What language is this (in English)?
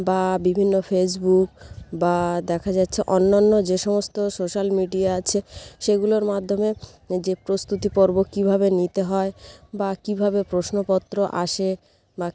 Bangla